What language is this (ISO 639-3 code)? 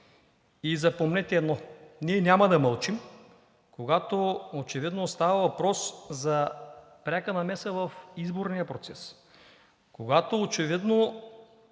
bul